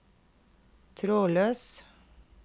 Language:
Norwegian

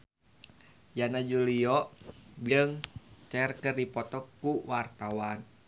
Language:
Sundanese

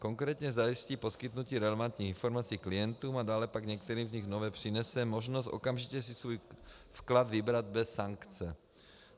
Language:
Czech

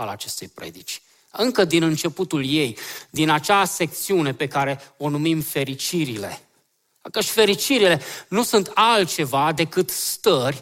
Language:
Romanian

